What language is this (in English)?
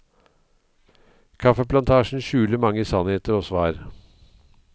Norwegian